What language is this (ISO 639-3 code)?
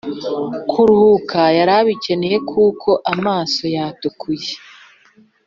kin